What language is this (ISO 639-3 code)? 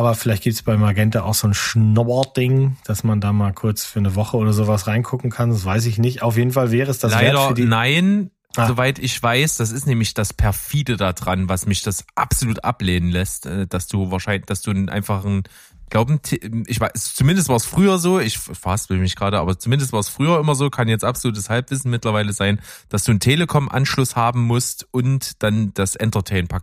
deu